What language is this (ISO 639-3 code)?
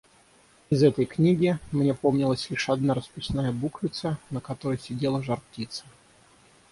rus